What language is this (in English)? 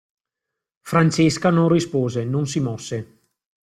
Italian